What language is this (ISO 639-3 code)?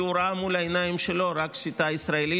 heb